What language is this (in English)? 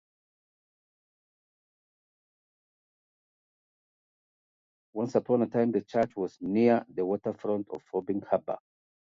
English